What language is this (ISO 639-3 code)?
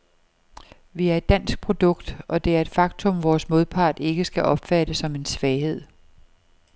dan